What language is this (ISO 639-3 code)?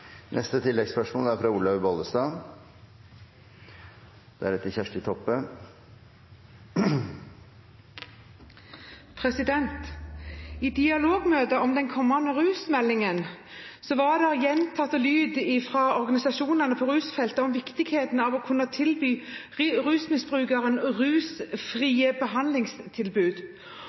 nor